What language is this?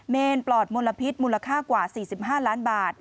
Thai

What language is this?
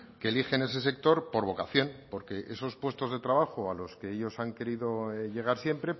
Spanish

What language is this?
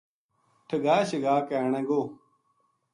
Gujari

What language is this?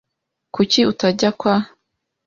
Kinyarwanda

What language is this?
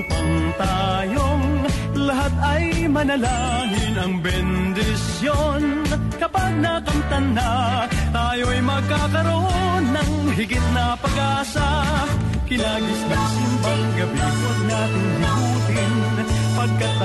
Filipino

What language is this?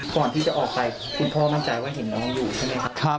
Thai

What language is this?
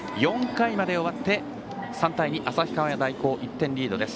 Japanese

